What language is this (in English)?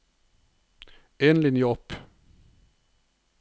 Norwegian